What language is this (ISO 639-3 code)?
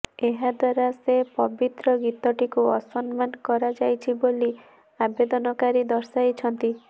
ori